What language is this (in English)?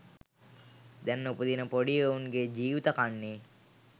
Sinhala